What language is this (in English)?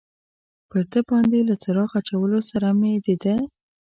Pashto